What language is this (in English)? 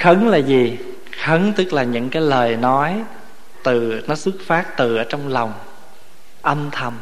Vietnamese